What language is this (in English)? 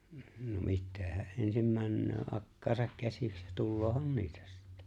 Finnish